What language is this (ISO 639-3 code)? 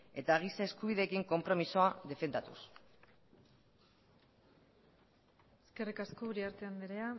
eus